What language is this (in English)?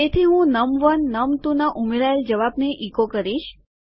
Gujarati